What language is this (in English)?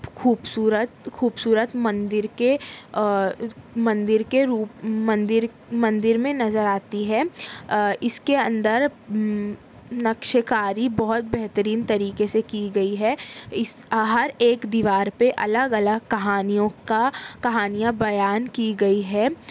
Urdu